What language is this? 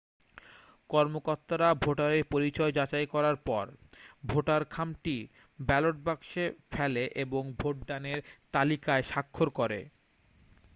Bangla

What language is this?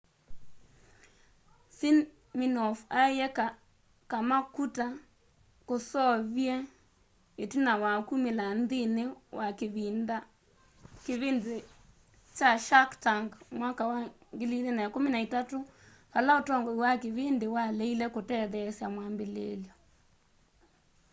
Kamba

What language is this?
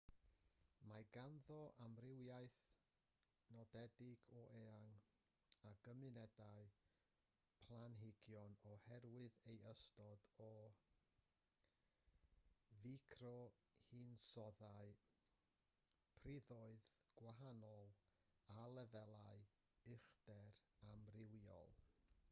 Welsh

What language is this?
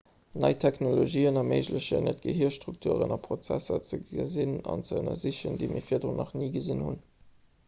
Luxembourgish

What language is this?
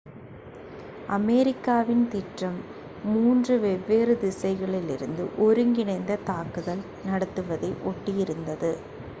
Tamil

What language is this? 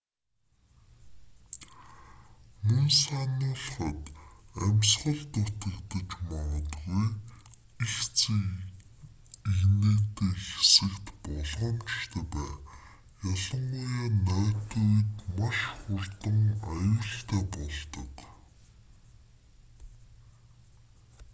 Mongolian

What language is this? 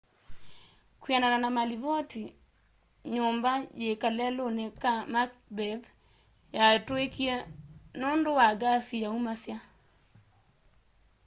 Kamba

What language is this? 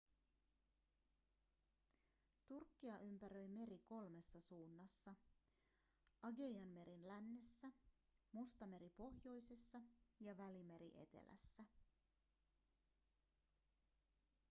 Finnish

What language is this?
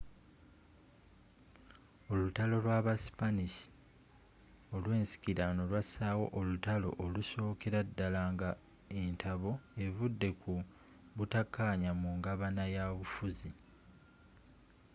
Ganda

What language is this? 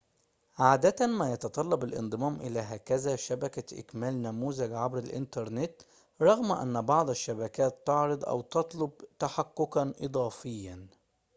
Arabic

